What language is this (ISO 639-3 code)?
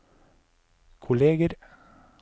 nor